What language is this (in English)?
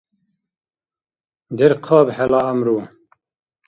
Dargwa